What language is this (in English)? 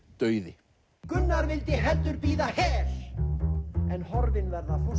Icelandic